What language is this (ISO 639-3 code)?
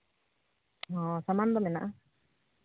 sat